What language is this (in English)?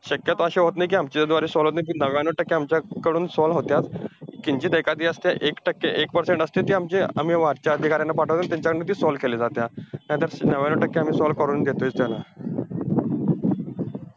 Marathi